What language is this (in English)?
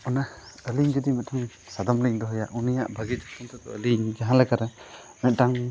Santali